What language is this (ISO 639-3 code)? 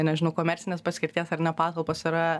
lit